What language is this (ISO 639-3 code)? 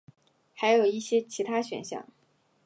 zho